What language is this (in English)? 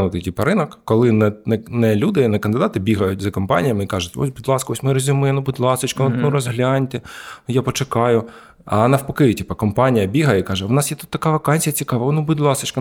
Ukrainian